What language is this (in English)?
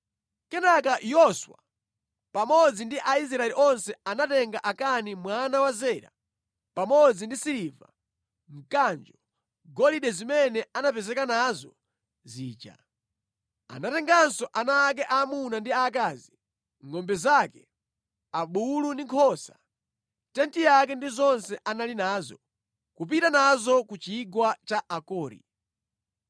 Nyanja